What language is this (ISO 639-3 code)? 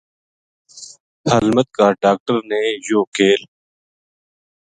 gju